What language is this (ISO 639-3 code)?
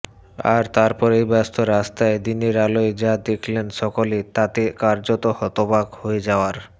ben